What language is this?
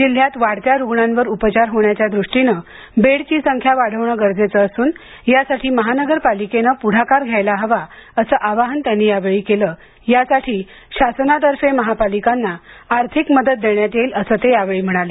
Marathi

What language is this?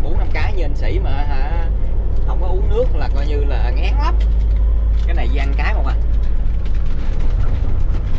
Vietnamese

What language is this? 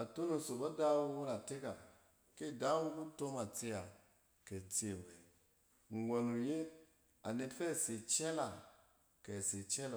Cen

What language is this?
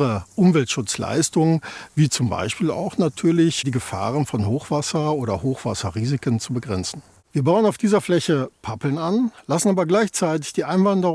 German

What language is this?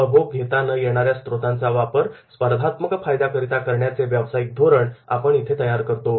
Marathi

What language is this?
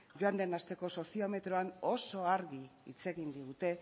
Basque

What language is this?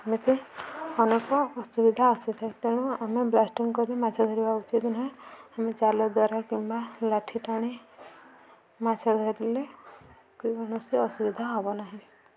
Odia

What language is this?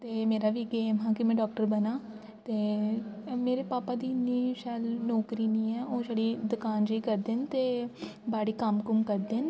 Dogri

